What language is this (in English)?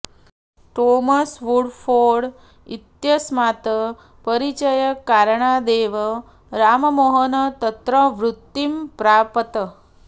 Sanskrit